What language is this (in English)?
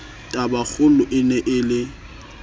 Southern Sotho